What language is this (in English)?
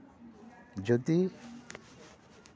Santali